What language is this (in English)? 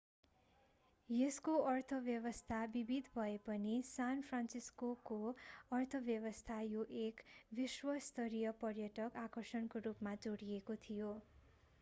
Nepali